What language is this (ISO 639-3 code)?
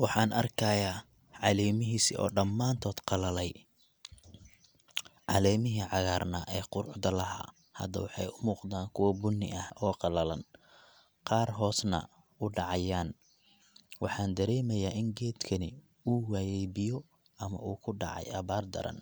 som